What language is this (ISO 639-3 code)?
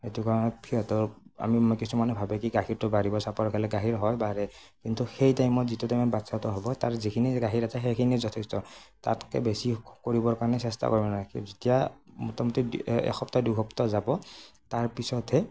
asm